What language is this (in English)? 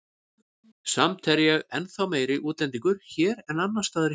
Icelandic